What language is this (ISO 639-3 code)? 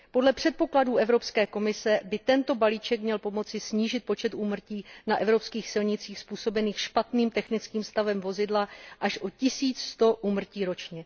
ces